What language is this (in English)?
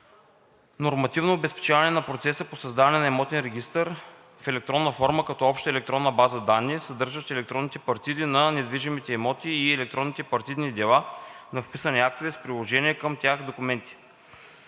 Bulgarian